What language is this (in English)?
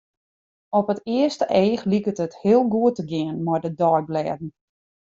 Western Frisian